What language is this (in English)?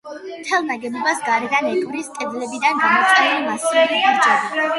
Georgian